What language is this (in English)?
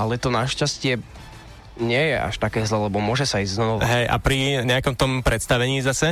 Slovak